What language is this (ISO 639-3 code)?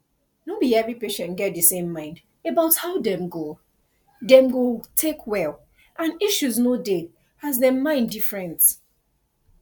pcm